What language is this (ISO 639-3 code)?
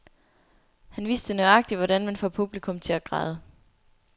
dan